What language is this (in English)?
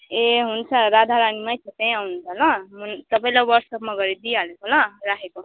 Nepali